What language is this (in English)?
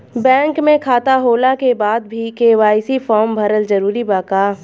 Bhojpuri